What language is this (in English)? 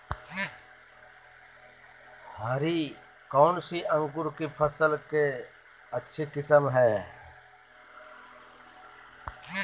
Magahi